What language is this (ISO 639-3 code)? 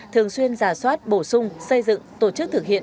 vie